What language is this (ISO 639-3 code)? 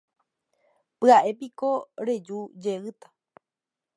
grn